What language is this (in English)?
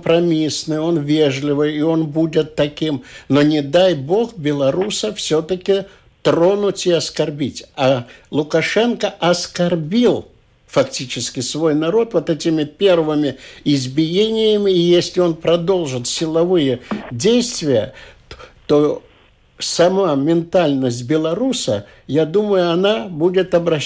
Russian